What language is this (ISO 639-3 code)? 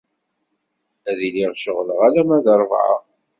kab